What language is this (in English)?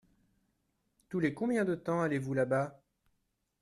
French